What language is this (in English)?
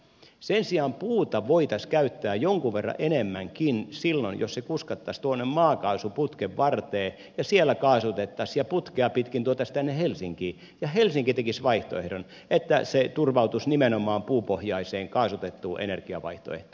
Finnish